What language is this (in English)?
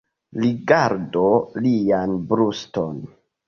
Esperanto